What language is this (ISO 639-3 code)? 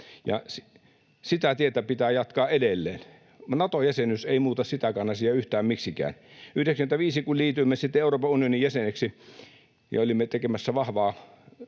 fin